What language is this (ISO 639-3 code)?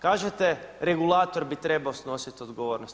hrv